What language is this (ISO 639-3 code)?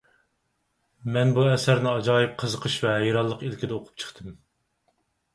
uig